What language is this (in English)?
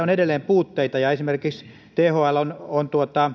Finnish